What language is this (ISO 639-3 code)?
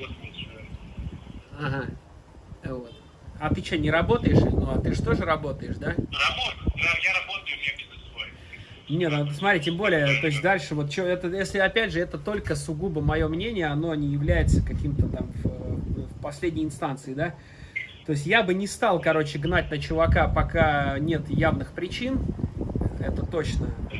rus